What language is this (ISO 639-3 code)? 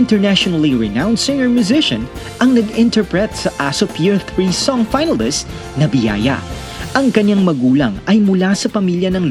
fil